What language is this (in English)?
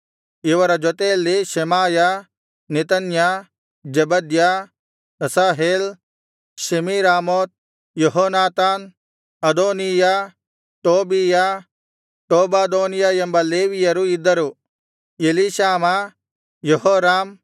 Kannada